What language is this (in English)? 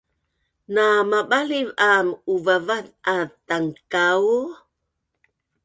Bunun